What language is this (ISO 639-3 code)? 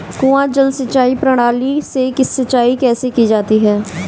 hin